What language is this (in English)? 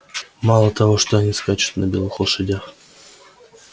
Russian